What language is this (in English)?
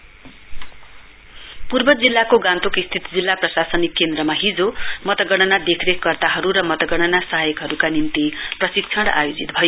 Nepali